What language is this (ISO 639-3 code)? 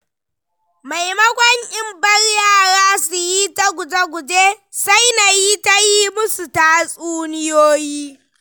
hau